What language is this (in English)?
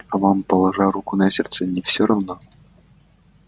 Russian